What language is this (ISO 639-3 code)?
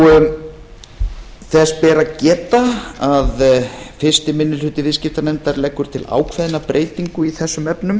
isl